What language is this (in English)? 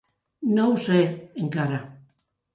Catalan